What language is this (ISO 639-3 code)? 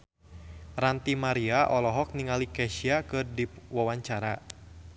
sun